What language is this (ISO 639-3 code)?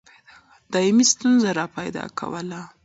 pus